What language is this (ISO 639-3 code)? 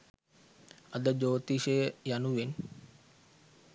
sin